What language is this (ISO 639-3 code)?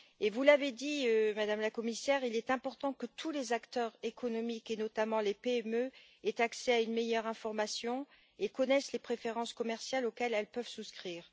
fra